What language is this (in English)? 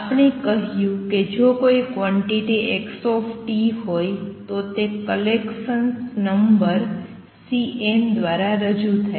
Gujarati